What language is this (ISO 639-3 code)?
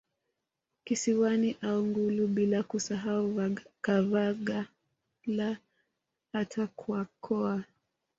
swa